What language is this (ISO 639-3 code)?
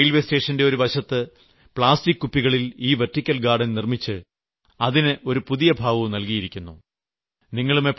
mal